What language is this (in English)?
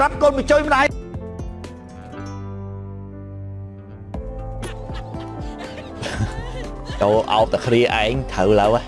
Vietnamese